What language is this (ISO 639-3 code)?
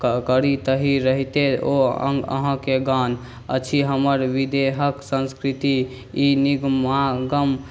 mai